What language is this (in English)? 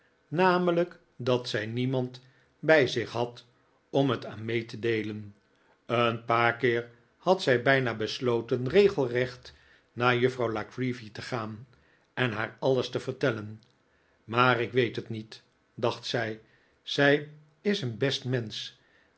Dutch